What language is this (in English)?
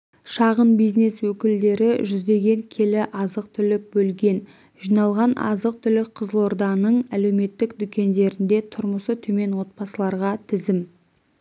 Kazakh